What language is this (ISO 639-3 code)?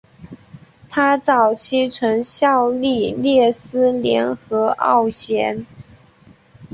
zho